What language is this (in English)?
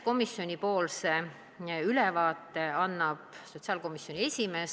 Estonian